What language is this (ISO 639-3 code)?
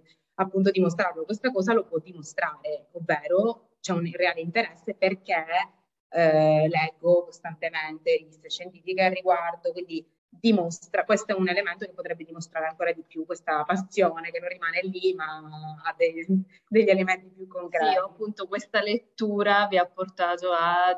ita